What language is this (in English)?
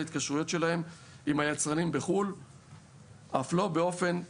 Hebrew